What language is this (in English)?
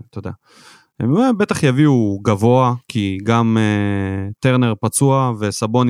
Hebrew